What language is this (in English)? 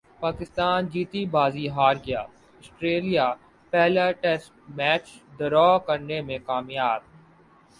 Urdu